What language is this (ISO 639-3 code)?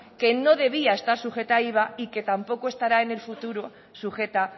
spa